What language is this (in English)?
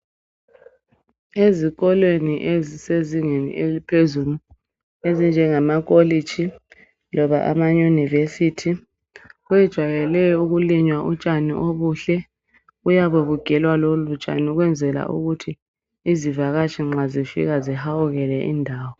North Ndebele